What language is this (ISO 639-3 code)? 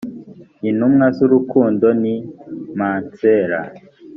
kin